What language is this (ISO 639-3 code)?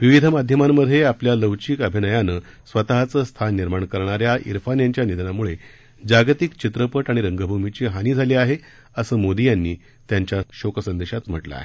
mar